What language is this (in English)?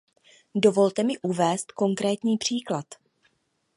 Czech